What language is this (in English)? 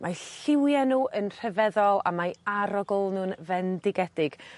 Welsh